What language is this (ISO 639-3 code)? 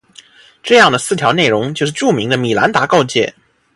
zho